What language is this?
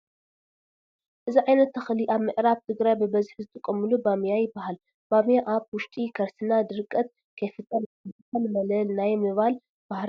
Tigrinya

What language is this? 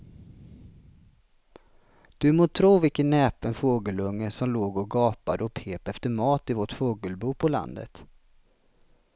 Swedish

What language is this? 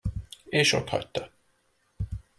Hungarian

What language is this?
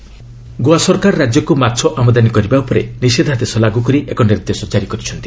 Odia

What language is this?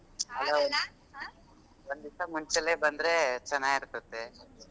Kannada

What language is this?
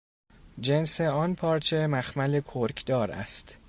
Persian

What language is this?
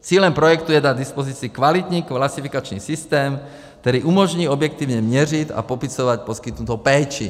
Czech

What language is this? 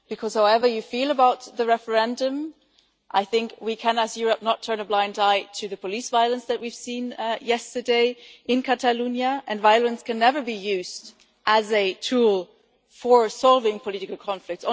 English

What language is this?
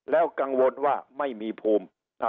Thai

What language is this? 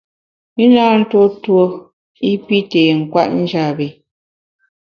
Bamun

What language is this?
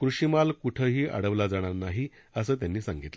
Marathi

